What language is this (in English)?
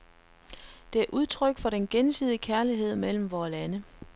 Danish